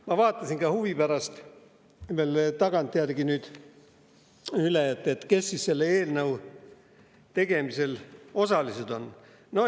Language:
Estonian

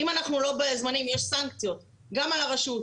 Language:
Hebrew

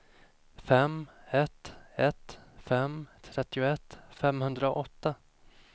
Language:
Swedish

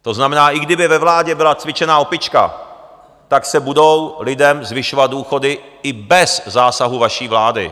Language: Czech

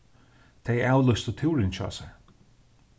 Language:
Faroese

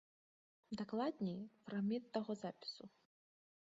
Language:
Belarusian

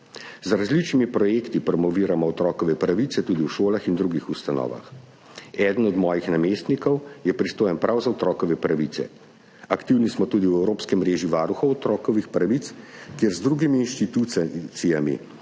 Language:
Slovenian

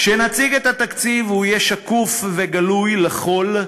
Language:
Hebrew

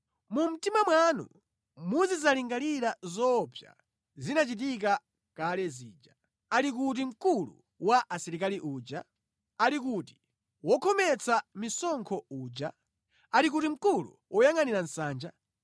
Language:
Nyanja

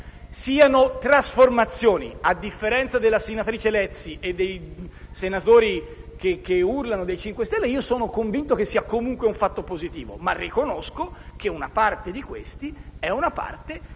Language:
Italian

